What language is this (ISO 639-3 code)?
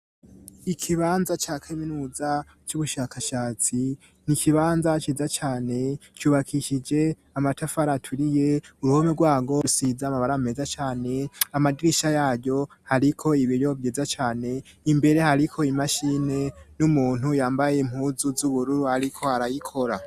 run